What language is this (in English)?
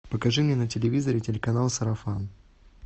Russian